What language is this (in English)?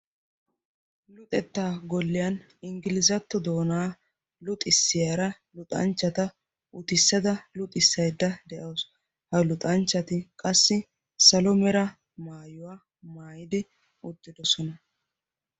Wolaytta